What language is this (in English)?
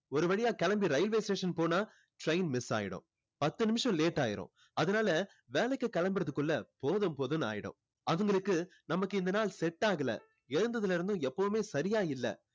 Tamil